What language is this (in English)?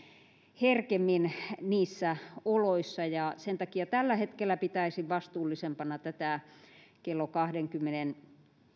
Finnish